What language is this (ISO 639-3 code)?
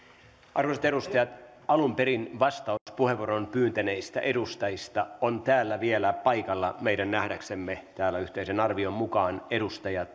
fin